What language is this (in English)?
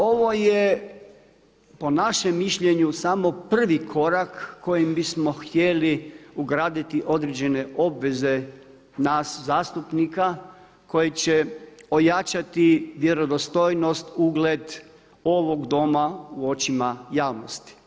Croatian